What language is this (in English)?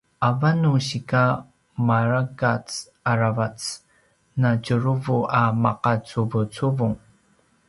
Paiwan